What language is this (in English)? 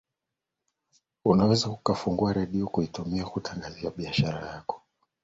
Swahili